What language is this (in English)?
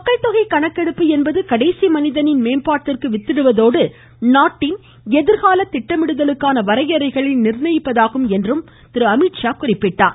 Tamil